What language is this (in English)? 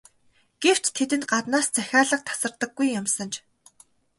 Mongolian